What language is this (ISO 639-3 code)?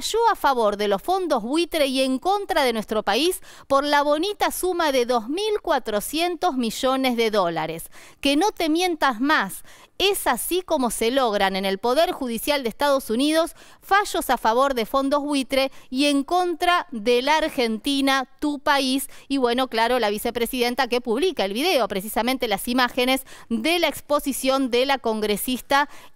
spa